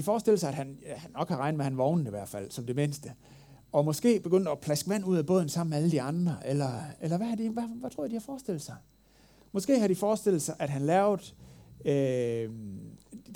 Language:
Danish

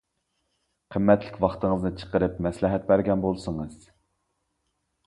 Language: Uyghur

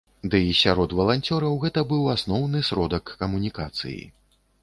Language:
Belarusian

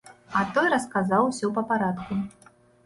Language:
Belarusian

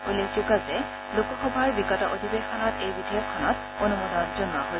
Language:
Assamese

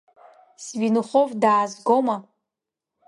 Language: Abkhazian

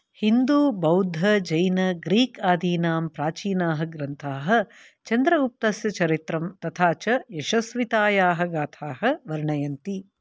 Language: Sanskrit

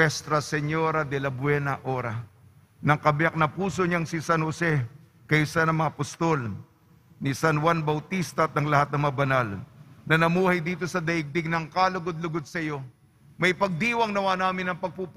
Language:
Filipino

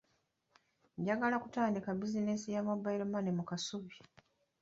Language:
Ganda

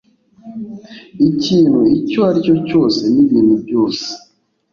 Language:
Kinyarwanda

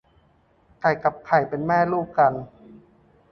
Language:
Thai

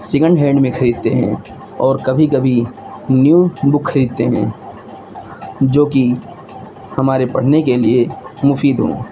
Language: Urdu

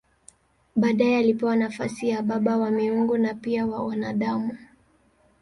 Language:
Swahili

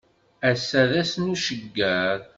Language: Kabyle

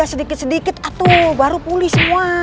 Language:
Indonesian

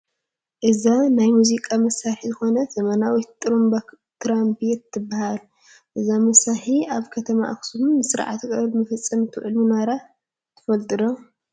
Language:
Tigrinya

